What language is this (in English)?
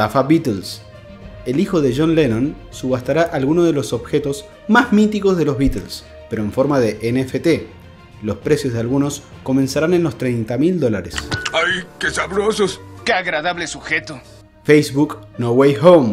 Spanish